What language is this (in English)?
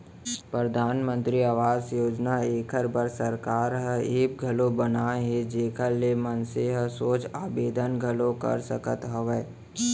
Chhattisgarhi